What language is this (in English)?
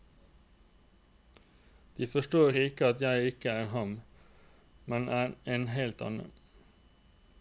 Norwegian